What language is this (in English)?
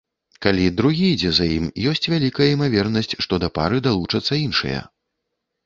Belarusian